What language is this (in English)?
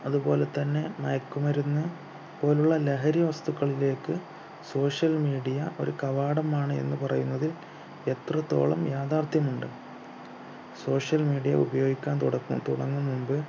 Malayalam